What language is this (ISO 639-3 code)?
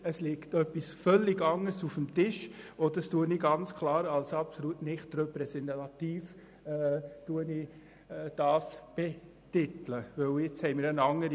gsw